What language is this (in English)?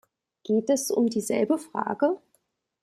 German